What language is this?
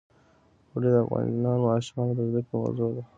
Pashto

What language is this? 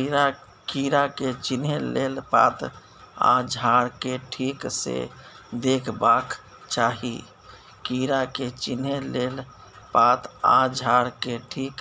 Maithili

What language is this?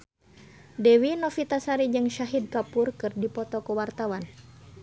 Sundanese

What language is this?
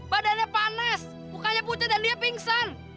Indonesian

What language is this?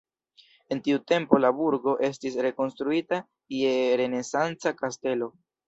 Esperanto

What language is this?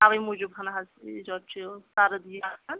Kashmiri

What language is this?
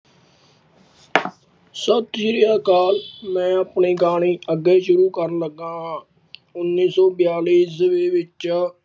Punjabi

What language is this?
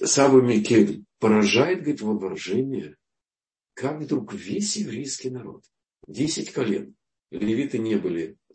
Russian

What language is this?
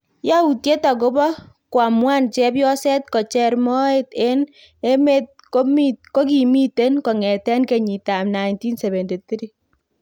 Kalenjin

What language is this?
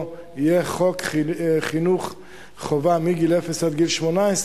Hebrew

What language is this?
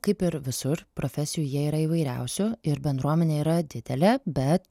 Lithuanian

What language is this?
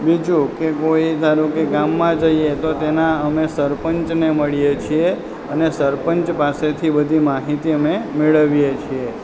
Gujarati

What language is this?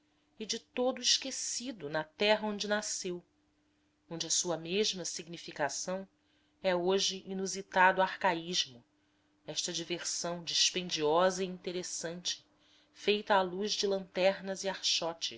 Portuguese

